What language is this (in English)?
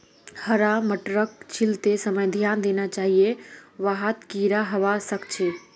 Magahi